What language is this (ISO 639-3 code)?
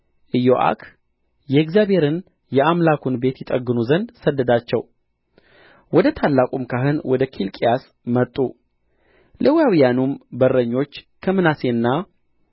amh